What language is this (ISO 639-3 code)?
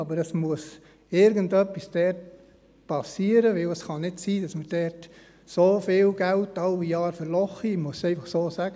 gsw